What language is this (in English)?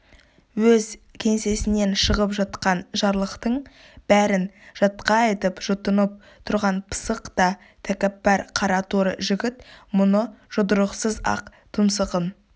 Kazakh